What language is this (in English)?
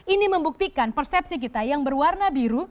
Indonesian